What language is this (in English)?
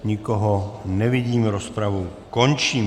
Czech